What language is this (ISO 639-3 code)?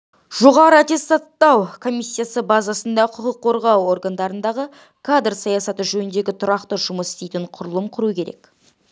kaz